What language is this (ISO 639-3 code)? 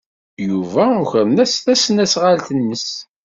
kab